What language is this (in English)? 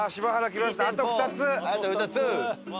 Japanese